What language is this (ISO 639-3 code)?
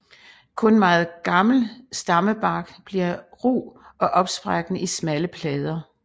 dan